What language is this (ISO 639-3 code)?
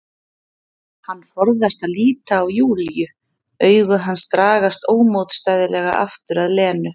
isl